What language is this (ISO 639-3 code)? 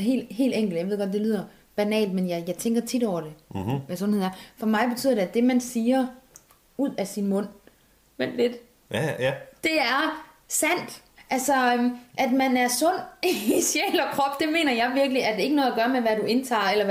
dan